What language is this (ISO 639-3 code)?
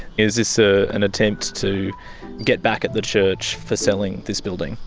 eng